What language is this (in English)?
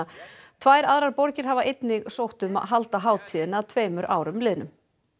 Icelandic